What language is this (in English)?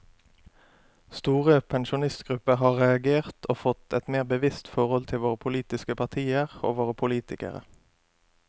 Norwegian